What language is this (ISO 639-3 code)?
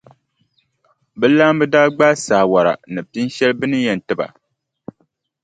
dag